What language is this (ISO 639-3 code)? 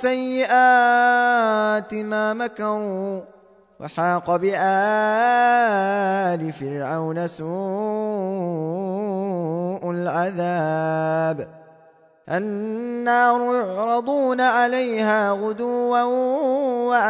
ara